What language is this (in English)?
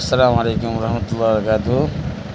Urdu